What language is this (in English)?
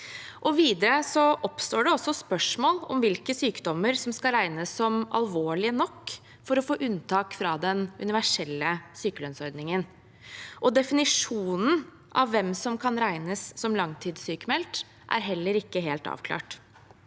Norwegian